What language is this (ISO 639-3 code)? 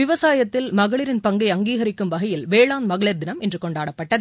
tam